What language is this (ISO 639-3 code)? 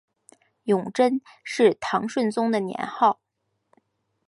zho